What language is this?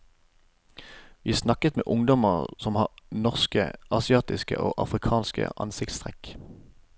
Norwegian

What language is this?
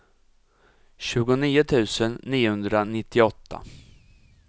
Swedish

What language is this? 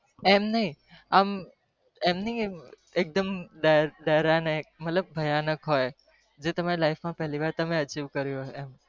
Gujarati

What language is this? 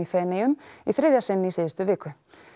Icelandic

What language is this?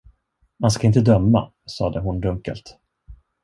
Swedish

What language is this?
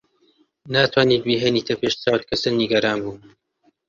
Central Kurdish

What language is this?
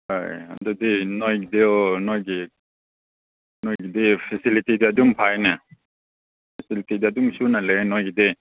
Manipuri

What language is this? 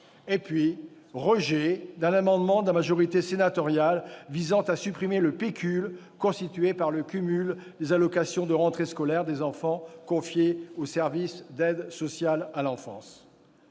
French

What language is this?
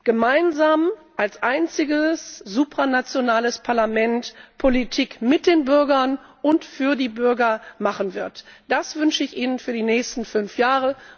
German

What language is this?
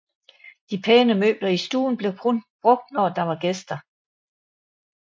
Danish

